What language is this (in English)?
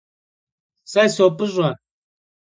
Kabardian